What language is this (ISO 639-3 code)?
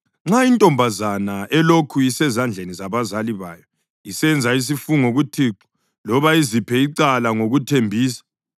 nde